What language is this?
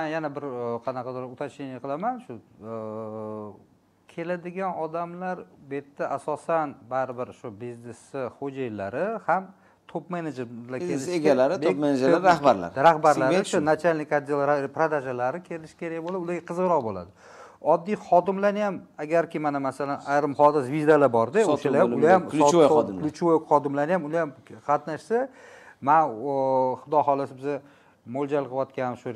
Turkish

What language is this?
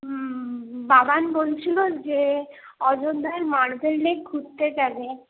Bangla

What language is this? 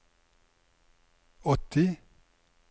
Norwegian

